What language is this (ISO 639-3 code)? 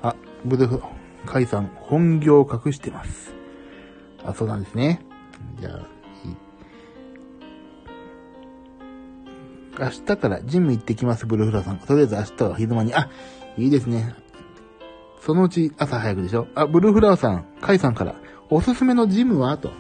jpn